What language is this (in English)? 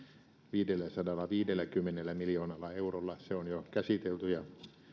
Finnish